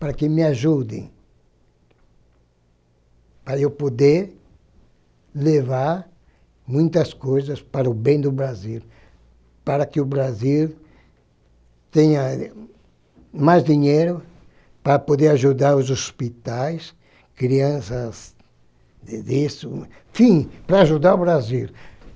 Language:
Portuguese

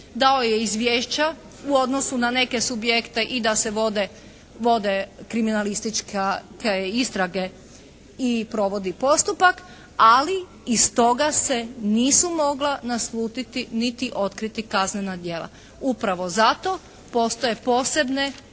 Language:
Croatian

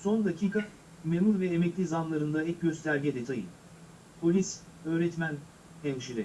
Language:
Turkish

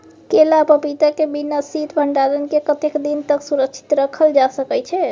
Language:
Maithili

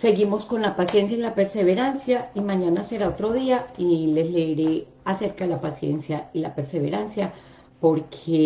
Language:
Spanish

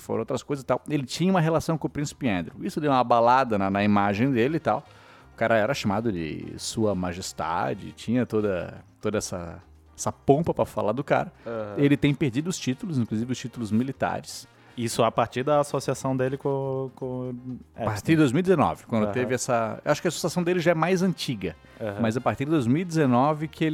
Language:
Portuguese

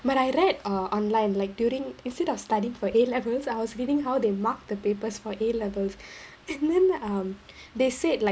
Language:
English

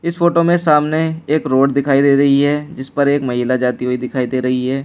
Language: Hindi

